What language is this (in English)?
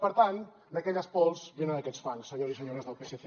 Catalan